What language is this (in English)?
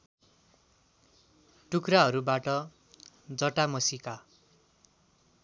Nepali